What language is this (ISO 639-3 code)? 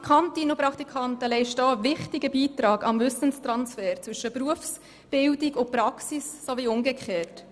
gsw